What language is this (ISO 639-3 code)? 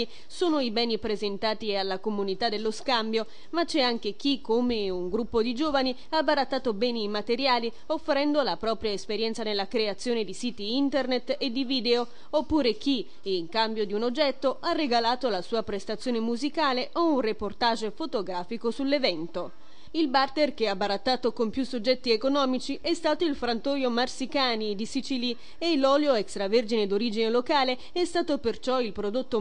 ita